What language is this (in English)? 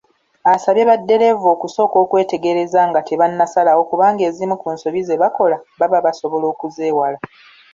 Ganda